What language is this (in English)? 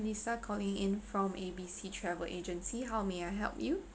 English